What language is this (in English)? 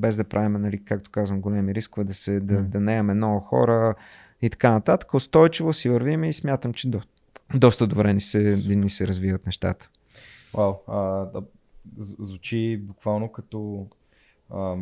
Bulgarian